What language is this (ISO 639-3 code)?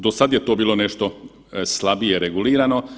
hrv